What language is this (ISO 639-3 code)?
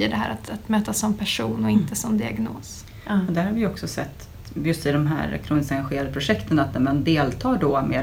swe